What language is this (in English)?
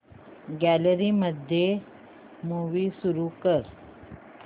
Marathi